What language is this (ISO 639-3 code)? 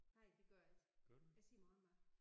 dan